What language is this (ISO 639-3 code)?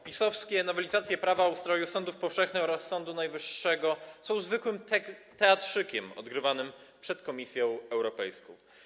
pol